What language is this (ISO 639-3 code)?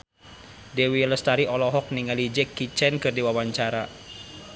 sun